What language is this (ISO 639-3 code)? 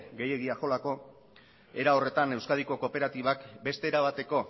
eus